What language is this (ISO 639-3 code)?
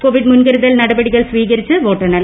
mal